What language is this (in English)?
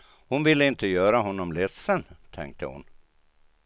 Swedish